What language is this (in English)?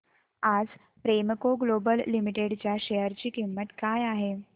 Marathi